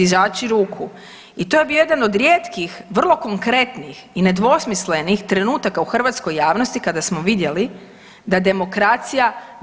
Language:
Croatian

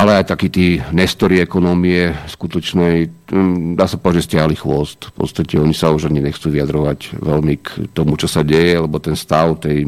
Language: Slovak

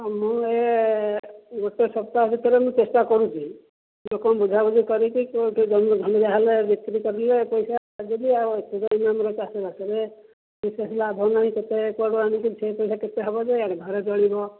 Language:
Odia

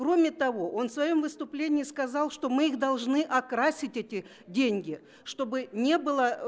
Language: Russian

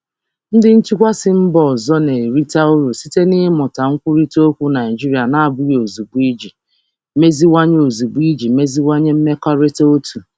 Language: Igbo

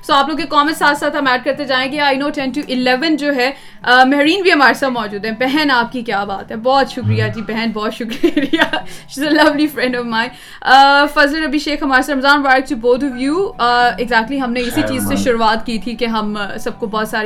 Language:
Urdu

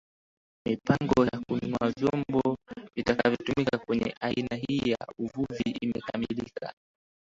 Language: Swahili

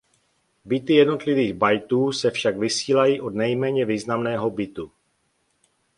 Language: Czech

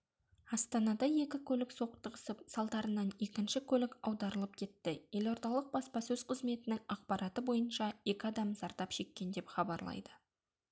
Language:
Kazakh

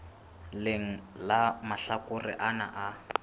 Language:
Southern Sotho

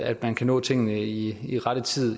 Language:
Danish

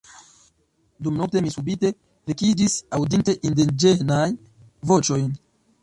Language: Esperanto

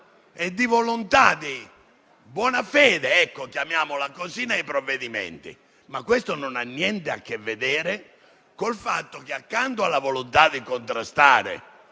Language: Italian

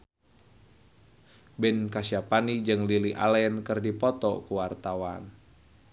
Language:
Sundanese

